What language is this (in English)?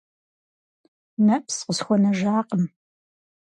Kabardian